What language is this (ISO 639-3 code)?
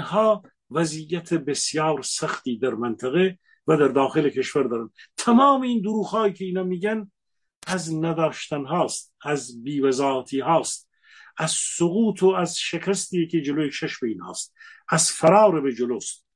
fas